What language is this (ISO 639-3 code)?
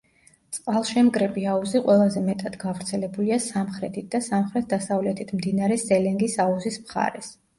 kat